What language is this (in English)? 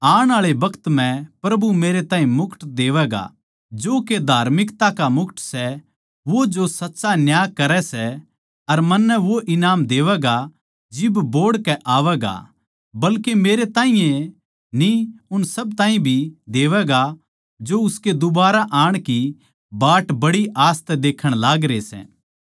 Haryanvi